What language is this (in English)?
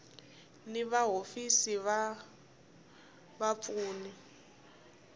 Tsonga